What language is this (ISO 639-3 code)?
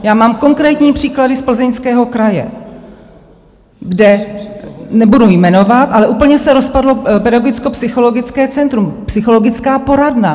ces